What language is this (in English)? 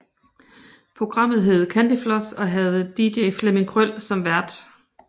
Danish